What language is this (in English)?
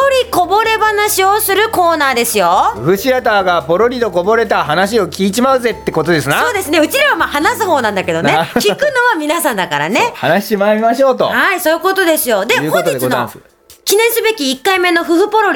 Japanese